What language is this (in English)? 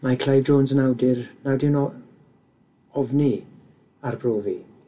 Welsh